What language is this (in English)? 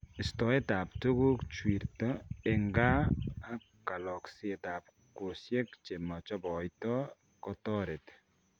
Kalenjin